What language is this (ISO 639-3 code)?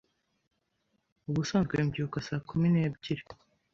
kin